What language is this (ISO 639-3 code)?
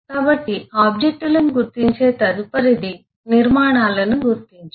tel